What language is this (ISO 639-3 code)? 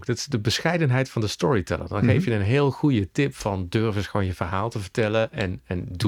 nld